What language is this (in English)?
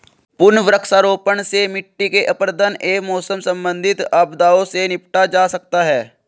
Hindi